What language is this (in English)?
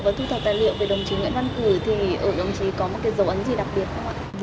Vietnamese